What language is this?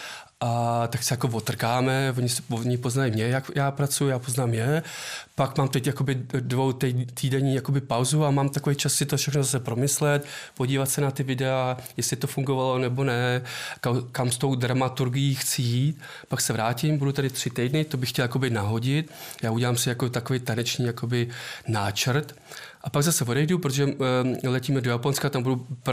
Czech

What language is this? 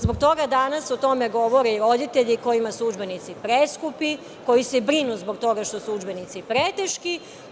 Serbian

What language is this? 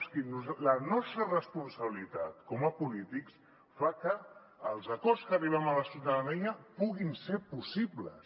Catalan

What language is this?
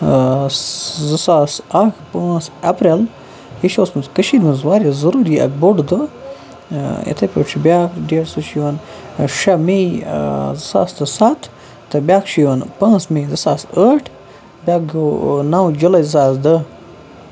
Kashmiri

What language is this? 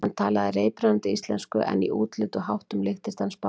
Icelandic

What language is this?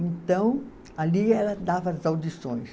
Portuguese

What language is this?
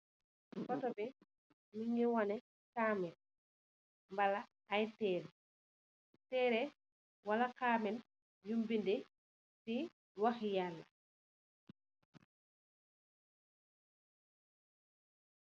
Wolof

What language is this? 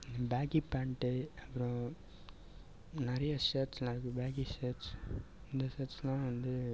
Tamil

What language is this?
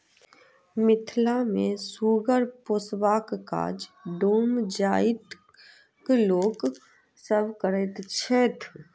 Maithili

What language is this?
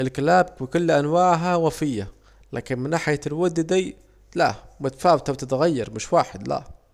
Saidi Arabic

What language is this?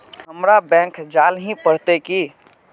Magahi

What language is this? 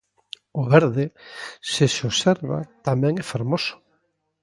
Galician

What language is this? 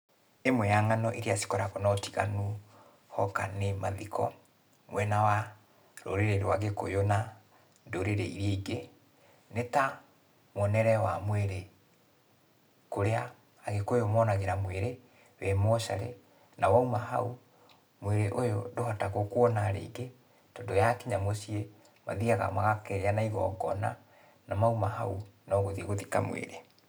Kikuyu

